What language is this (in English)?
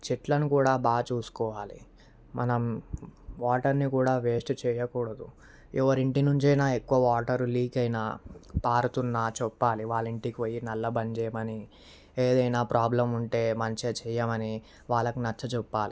Telugu